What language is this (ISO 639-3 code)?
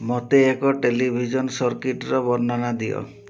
ori